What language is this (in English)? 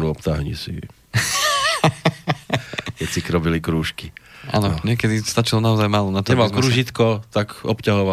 Slovak